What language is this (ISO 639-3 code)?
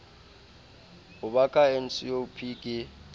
sot